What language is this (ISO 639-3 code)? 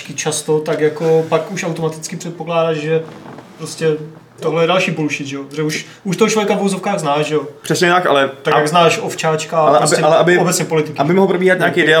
ces